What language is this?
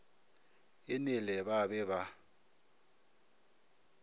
Northern Sotho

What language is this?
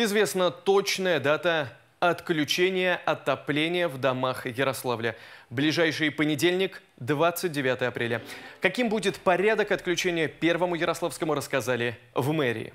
Russian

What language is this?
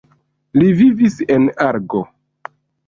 Esperanto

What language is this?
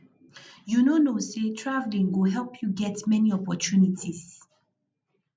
Nigerian Pidgin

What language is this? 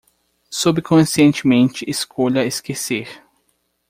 Portuguese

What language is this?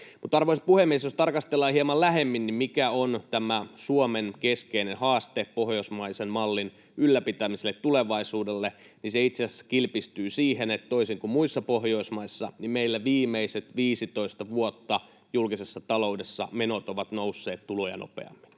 Finnish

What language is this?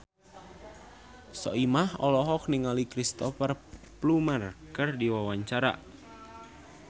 Sundanese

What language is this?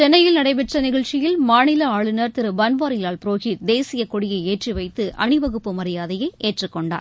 Tamil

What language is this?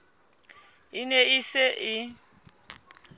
Southern Sotho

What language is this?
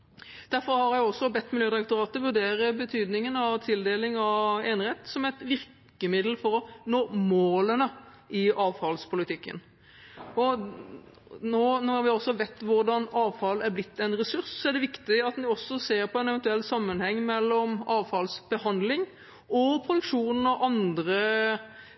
Norwegian Bokmål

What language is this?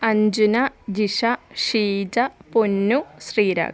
Malayalam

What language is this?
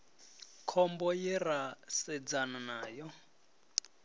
Venda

